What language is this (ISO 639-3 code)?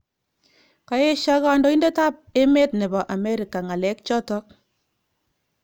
kln